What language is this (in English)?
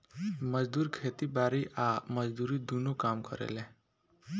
Bhojpuri